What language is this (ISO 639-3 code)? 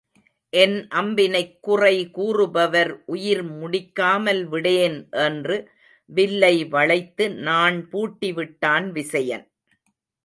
tam